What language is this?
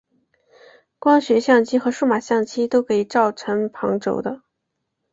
Chinese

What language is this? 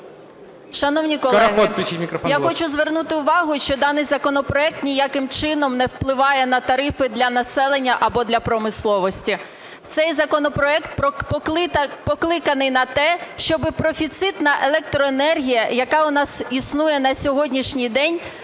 Ukrainian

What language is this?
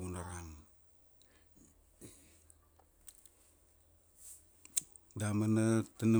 Kuanua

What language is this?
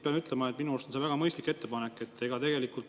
Estonian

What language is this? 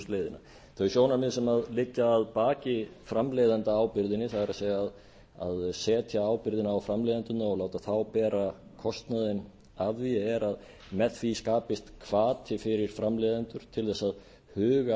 Icelandic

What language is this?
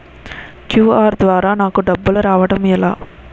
Telugu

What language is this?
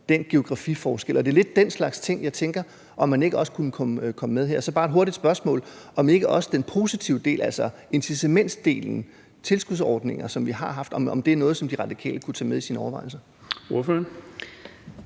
Danish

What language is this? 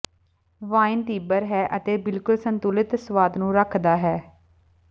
Punjabi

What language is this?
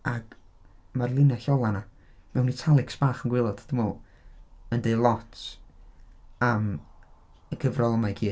Welsh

